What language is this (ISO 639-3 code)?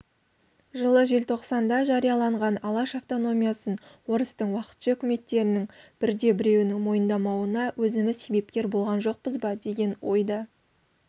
kaz